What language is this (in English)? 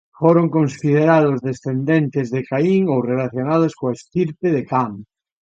Galician